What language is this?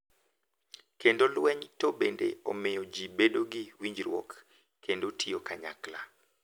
Luo (Kenya and Tanzania)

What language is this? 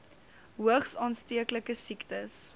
Afrikaans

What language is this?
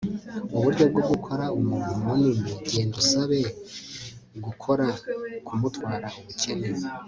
Kinyarwanda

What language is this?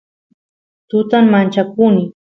Santiago del Estero Quichua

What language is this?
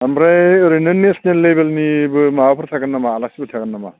Bodo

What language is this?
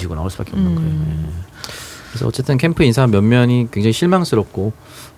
Korean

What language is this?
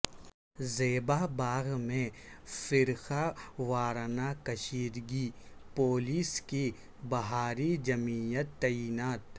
Urdu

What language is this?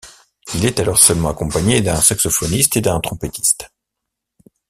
French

